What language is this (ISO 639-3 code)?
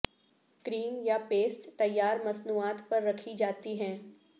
urd